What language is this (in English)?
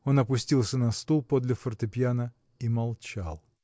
Russian